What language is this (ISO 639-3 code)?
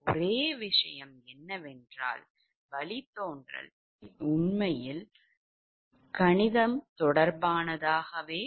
tam